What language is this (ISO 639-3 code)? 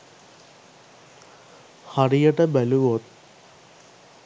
sin